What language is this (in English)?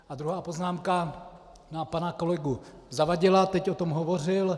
Czech